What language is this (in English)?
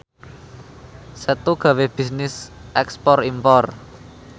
Javanese